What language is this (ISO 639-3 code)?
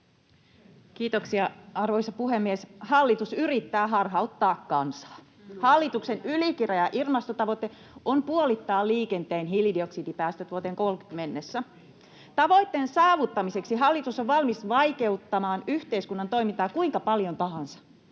fin